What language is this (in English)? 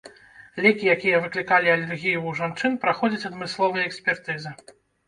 Belarusian